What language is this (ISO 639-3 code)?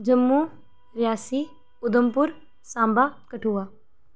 doi